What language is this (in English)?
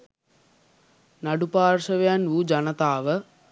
Sinhala